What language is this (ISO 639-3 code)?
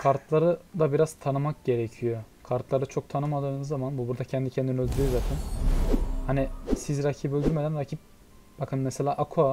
tur